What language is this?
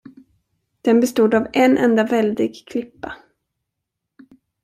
Swedish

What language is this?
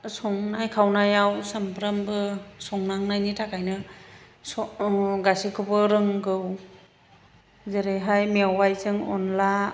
Bodo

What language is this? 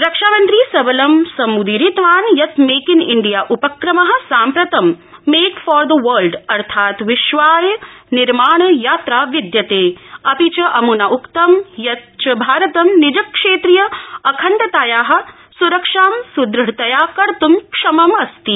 Sanskrit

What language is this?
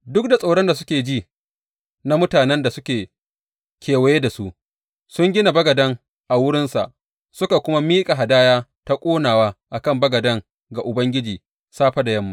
Hausa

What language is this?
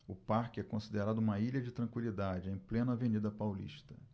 Portuguese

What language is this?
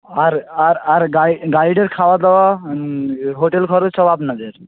Bangla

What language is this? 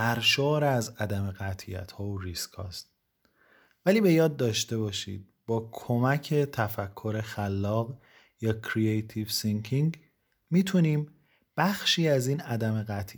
Persian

